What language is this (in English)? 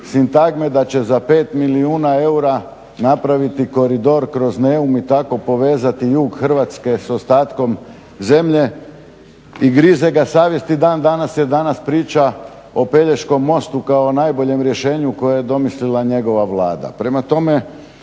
Croatian